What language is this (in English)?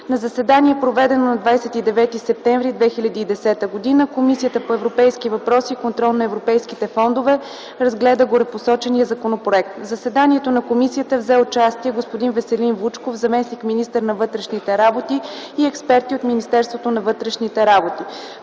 Bulgarian